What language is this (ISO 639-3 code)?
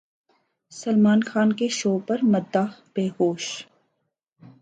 urd